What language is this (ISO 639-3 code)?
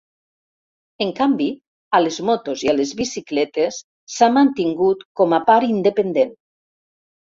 cat